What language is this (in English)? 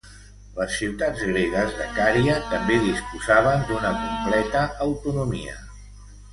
Catalan